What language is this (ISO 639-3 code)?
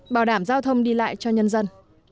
vie